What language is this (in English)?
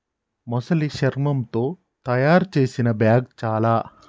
Telugu